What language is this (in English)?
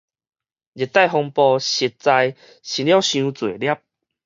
Min Nan Chinese